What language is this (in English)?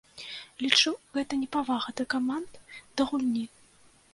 Belarusian